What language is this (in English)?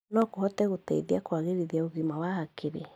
Kikuyu